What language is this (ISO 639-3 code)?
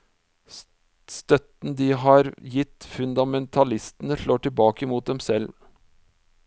nor